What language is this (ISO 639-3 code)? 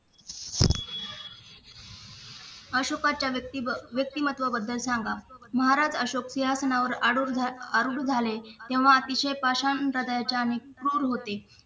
mar